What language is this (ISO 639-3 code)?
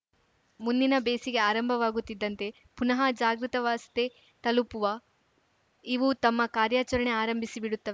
kan